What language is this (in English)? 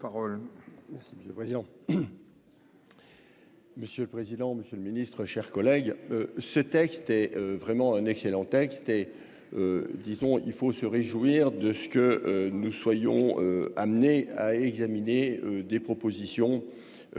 French